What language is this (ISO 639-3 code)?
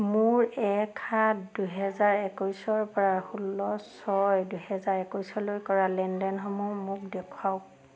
asm